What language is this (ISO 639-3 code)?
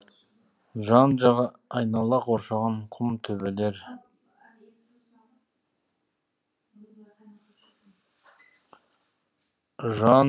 kaz